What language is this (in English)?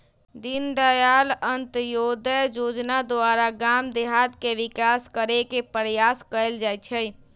Magahi